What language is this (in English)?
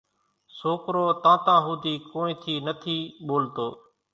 Kachi Koli